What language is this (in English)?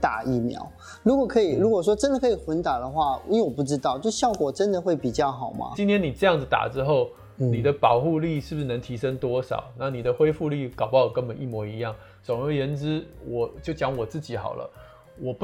Chinese